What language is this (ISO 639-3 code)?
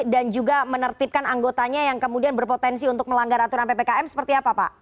ind